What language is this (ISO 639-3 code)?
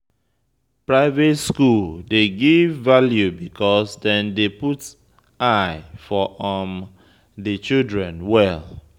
pcm